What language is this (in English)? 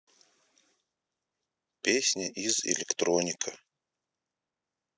Russian